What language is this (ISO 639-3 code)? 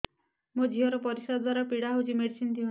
ori